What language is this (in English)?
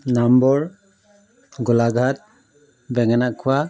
Assamese